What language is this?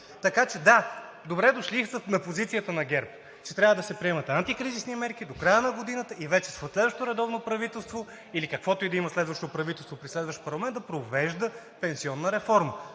Bulgarian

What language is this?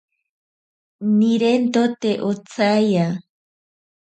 Ashéninka Perené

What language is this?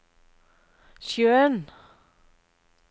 Norwegian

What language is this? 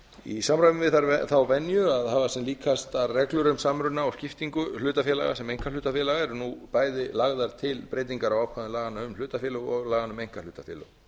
Icelandic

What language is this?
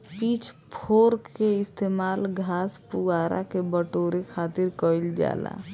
Bhojpuri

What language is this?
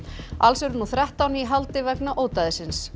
Icelandic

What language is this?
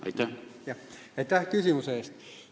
Estonian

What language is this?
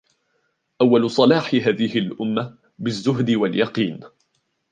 Arabic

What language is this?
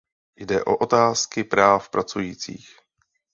Czech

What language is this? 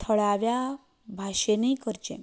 Konkani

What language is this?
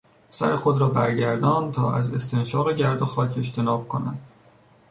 Persian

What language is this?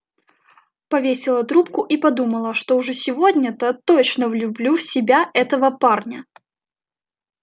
Russian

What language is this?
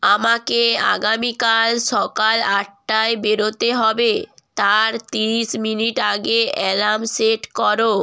Bangla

